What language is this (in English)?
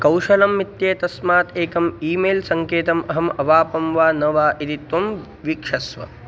Sanskrit